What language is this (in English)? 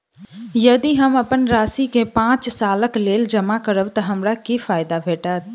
Maithili